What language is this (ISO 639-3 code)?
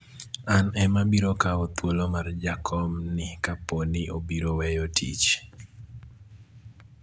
luo